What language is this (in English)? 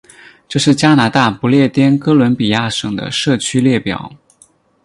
Chinese